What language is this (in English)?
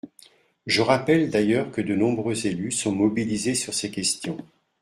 French